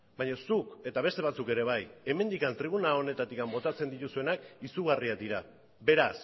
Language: Basque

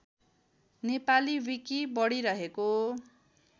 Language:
Nepali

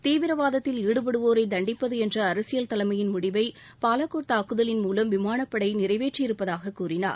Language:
Tamil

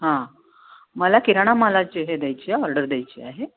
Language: Marathi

